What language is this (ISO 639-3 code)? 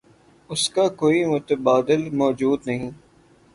urd